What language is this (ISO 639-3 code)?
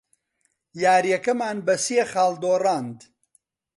ckb